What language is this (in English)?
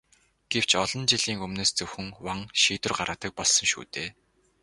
Mongolian